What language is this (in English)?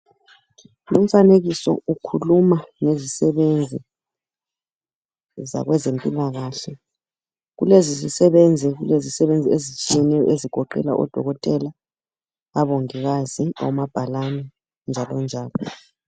North Ndebele